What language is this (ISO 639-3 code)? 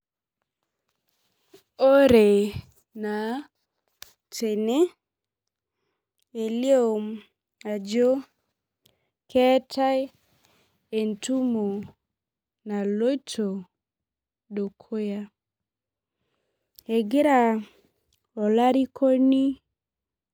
mas